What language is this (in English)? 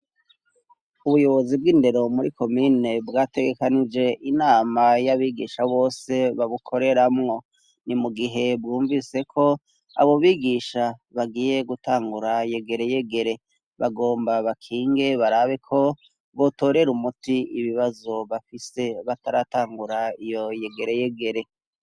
Rundi